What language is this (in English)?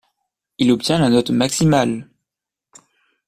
French